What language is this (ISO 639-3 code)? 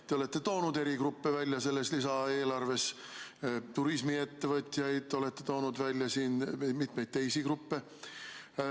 est